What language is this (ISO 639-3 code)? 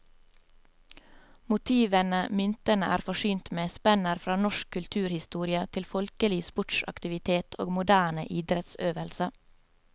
nor